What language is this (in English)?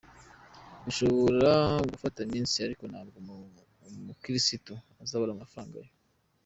Kinyarwanda